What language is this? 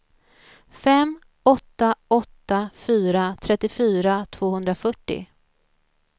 Swedish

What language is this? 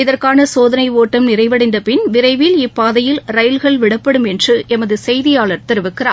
Tamil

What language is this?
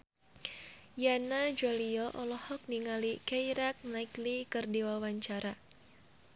Sundanese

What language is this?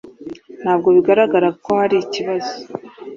Kinyarwanda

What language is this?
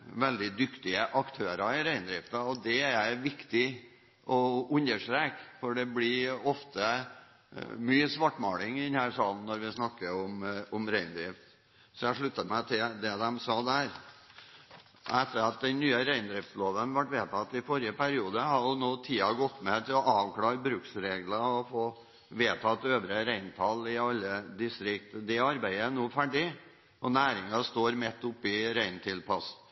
Norwegian Bokmål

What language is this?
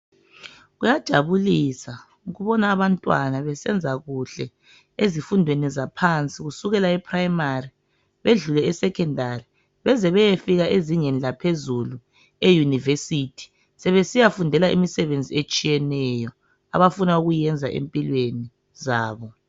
North Ndebele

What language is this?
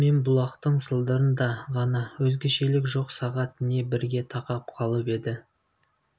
Kazakh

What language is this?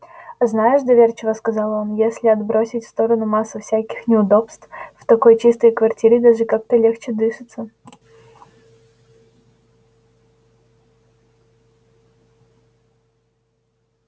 Russian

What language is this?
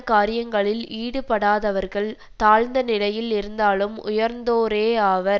Tamil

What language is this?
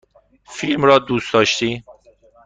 Persian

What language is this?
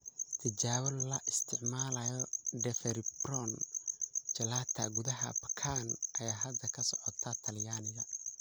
Somali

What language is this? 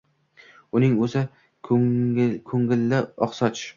Uzbek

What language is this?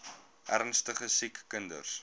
Afrikaans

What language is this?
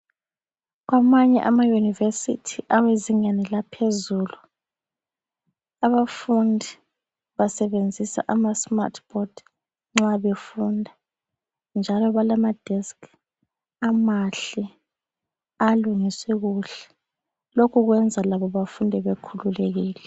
North Ndebele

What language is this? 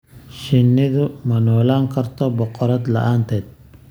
Somali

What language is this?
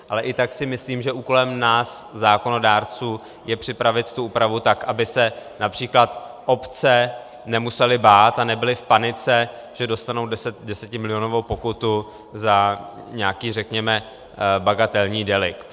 Czech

